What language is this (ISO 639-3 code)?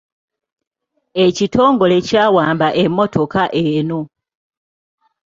lug